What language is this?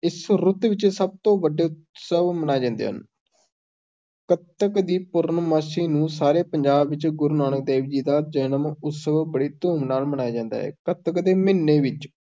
Punjabi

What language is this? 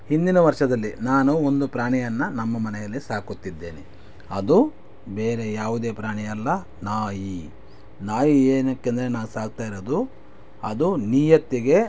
Kannada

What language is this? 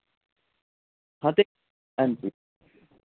Dogri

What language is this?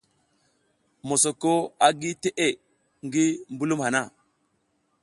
South Giziga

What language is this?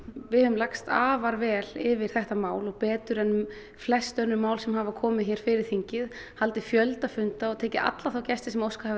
Icelandic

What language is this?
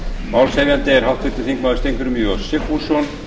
Icelandic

